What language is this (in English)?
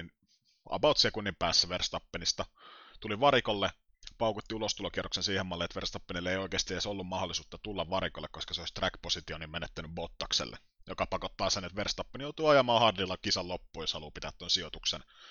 Finnish